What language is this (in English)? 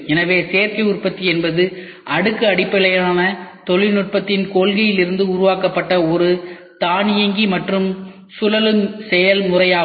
Tamil